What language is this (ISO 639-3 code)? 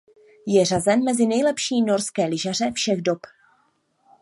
ces